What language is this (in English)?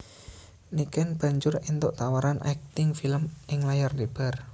Javanese